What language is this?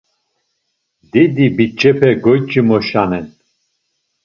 Laz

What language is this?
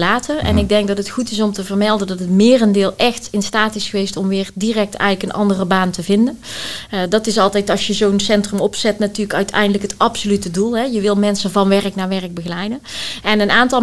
Dutch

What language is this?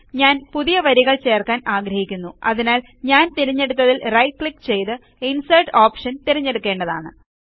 Malayalam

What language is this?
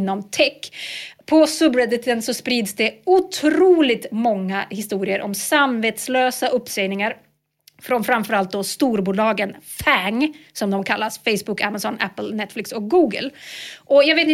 Swedish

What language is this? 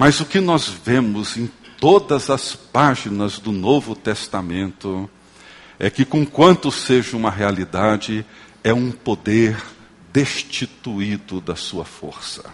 Portuguese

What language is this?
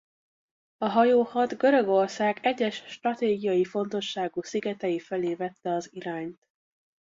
Hungarian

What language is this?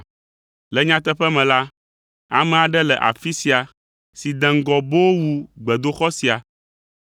Ewe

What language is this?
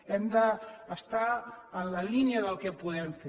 Catalan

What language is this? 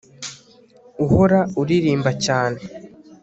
Kinyarwanda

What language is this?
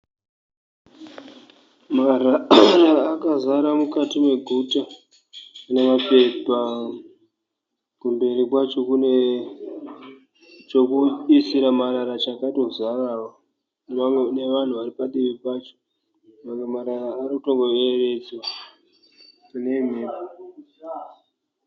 Shona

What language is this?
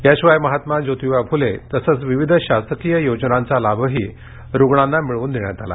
Marathi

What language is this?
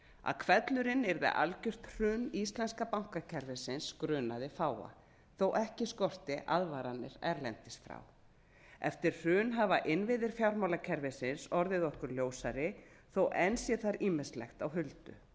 Icelandic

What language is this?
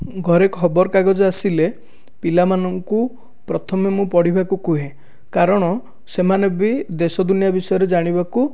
Odia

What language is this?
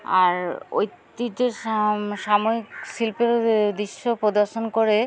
Bangla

